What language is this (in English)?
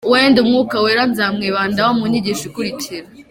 Kinyarwanda